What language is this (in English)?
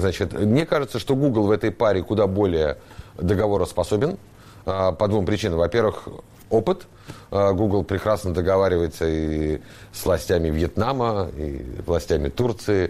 Russian